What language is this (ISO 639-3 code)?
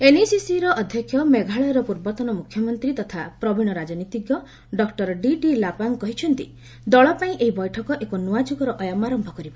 ori